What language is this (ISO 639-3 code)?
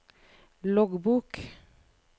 nor